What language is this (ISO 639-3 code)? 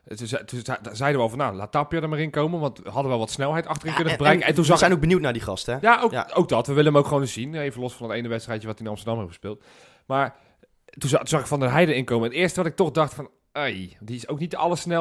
nld